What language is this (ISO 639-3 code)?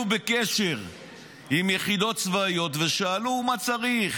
heb